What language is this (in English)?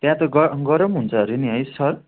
Nepali